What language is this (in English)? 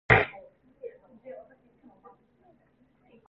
Cantonese